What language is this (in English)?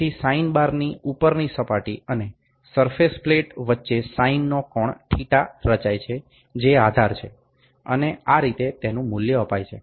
Gujarati